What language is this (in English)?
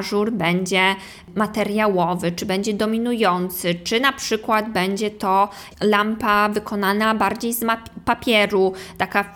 Polish